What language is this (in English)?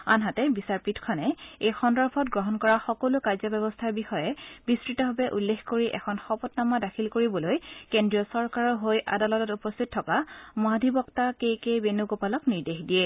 Assamese